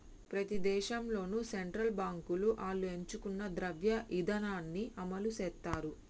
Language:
Telugu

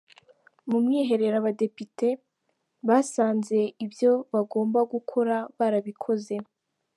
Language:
Kinyarwanda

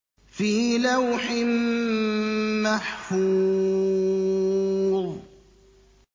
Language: Arabic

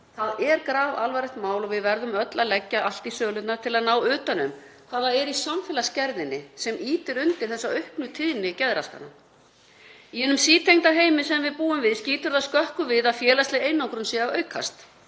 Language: Icelandic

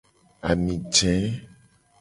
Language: Gen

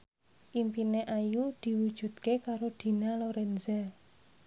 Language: Javanese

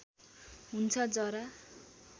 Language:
Nepali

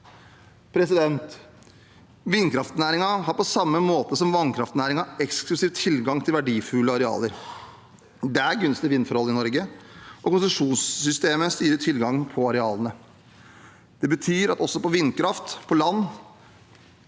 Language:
Norwegian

